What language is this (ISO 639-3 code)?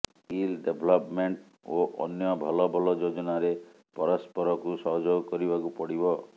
ori